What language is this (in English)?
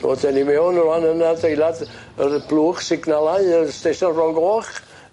Welsh